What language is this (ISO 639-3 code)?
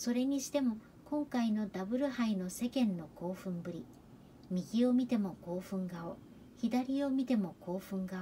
jpn